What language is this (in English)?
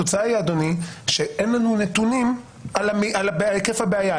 Hebrew